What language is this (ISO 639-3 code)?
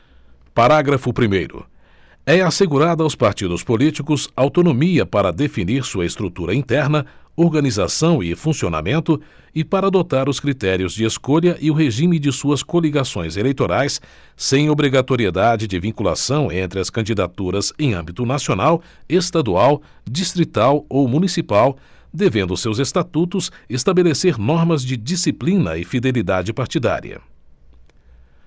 por